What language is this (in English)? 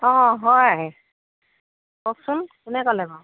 Assamese